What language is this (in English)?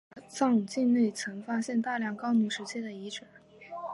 Chinese